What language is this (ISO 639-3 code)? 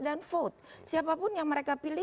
ind